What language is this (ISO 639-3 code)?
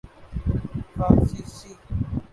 urd